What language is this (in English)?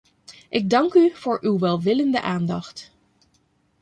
Dutch